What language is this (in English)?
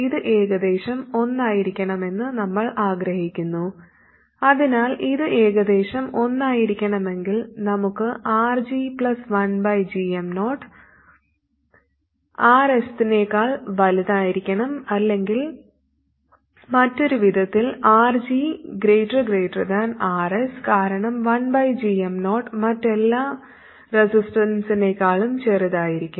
Malayalam